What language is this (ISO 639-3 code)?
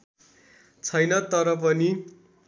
nep